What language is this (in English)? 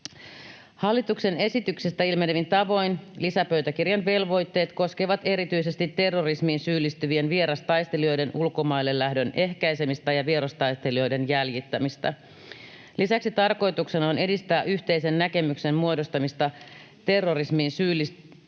Finnish